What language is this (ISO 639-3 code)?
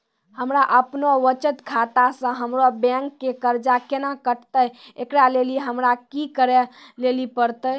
mai